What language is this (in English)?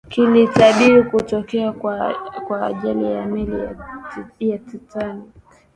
Swahili